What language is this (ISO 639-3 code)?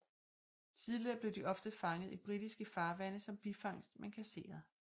dan